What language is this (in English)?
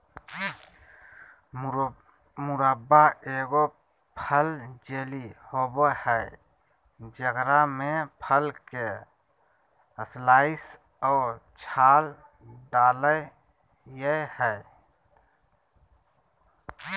Magahi